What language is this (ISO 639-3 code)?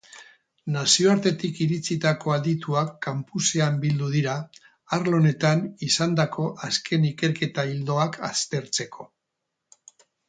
eus